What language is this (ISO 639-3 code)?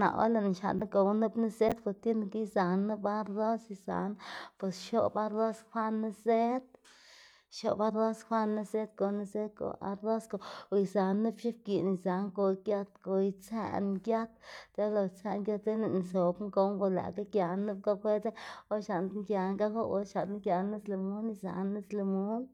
ztg